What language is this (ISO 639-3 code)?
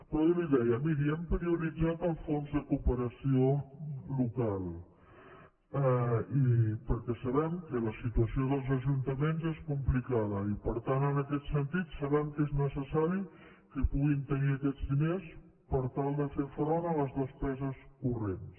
cat